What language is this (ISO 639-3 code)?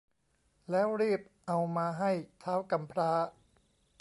tha